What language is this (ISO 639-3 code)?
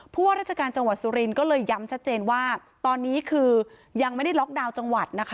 tha